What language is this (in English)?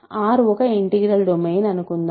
Telugu